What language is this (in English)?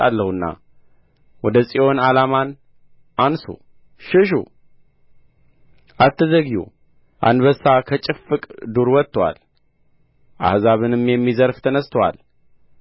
Amharic